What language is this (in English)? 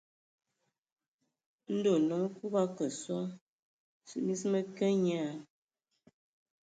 Ewondo